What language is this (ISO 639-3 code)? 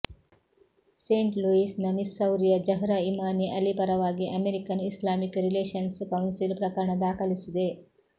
kan